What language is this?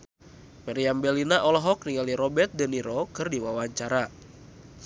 Sundanese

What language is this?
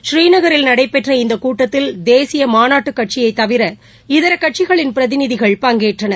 Tamil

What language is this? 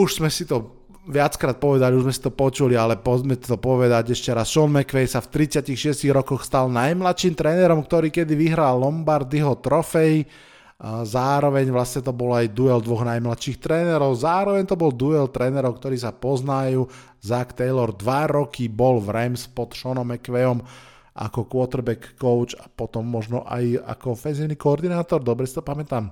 Slovak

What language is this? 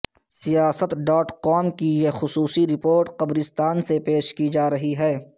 Urdu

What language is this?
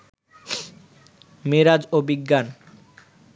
Bangla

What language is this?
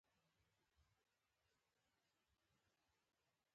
Pashto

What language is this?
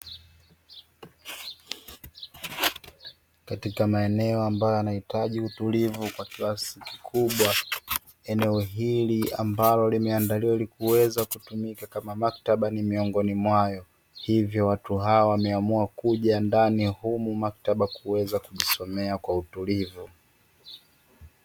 Swahili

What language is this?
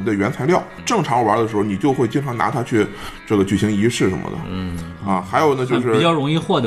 Chinese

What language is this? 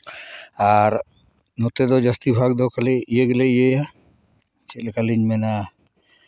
Santali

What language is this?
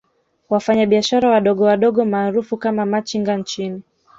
Swahili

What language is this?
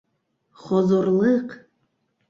Bashkir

